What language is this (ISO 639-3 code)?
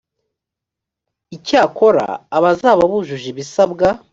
kin